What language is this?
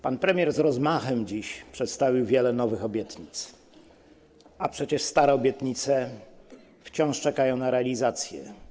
Polish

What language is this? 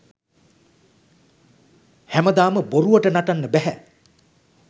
Sinhala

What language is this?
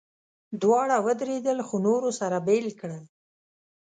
Pashto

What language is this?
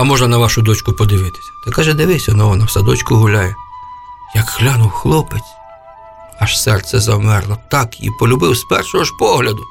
Ukrainian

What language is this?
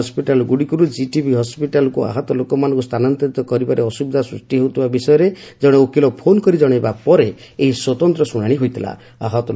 Odia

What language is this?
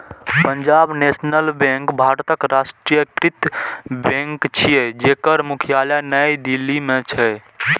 Maithili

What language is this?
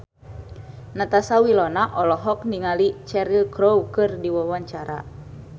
Sundanese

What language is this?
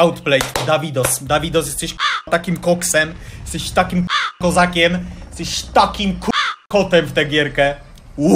Polish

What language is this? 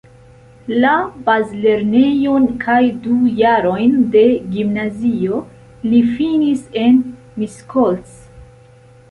Esperanto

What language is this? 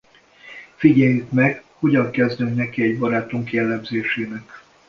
Hungarian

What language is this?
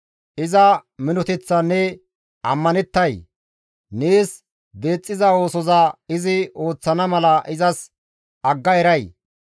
Gamo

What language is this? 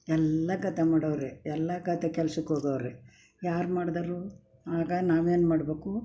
Kannada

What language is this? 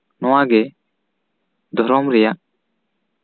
Santali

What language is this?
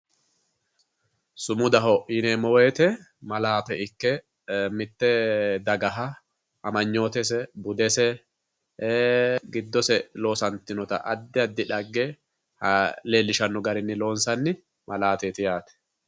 Sidamo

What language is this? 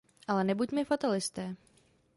Czech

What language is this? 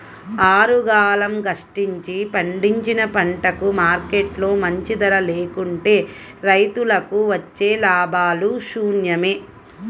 Telugu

